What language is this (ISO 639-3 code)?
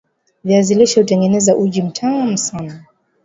swa